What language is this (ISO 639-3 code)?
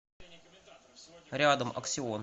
rus